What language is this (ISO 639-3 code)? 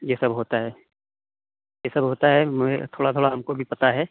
urd